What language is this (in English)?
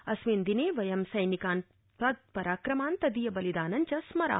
Sanskrit